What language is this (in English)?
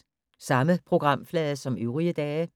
Danish